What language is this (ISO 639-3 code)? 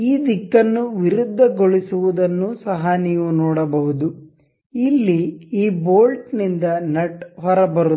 kan